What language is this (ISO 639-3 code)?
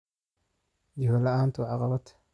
som